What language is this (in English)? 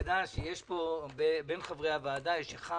Hebrew